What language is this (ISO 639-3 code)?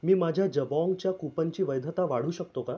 mar